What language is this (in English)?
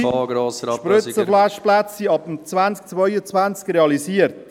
Swiss German